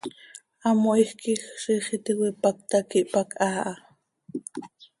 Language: Seri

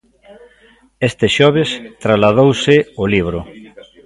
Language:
Galician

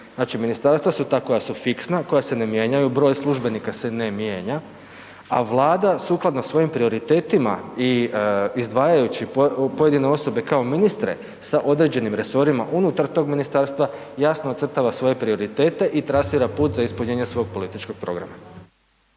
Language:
Croatian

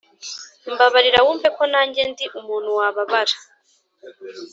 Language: Kinyarwanda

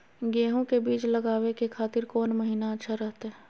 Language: Magahi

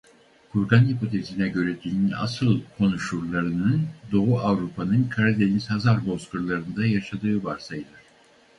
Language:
Turkish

